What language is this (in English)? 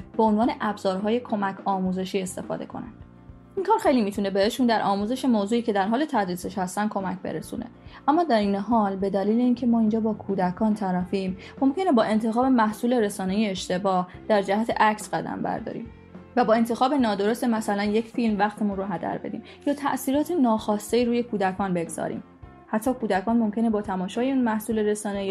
Persian